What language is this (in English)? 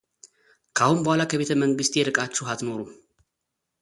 Amharic